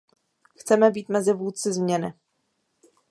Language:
Czech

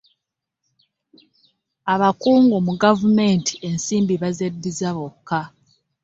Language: Ganda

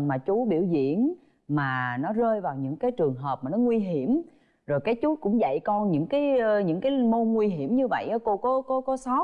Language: Vietnamese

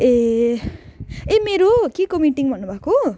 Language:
Nepali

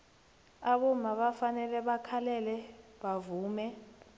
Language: South Ndebele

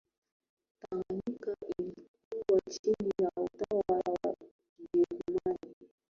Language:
Swahili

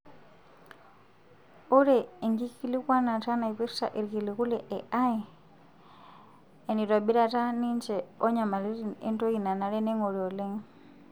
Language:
Masai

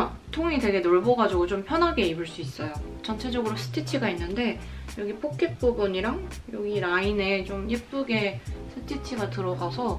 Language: Korean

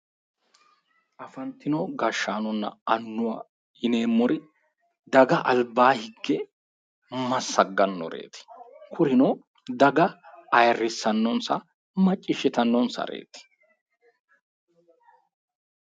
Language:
Sidamo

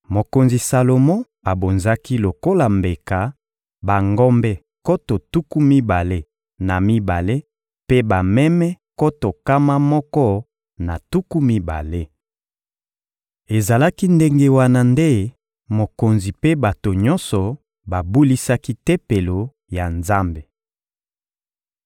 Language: Lingala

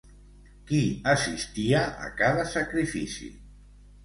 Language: Catalan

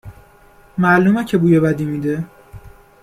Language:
Persian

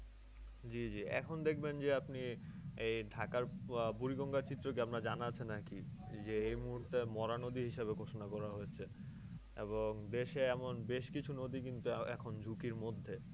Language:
Bangla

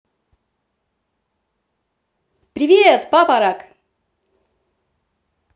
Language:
Russian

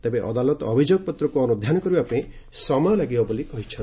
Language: Odia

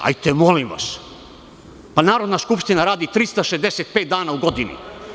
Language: Serbian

